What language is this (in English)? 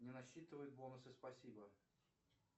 Russian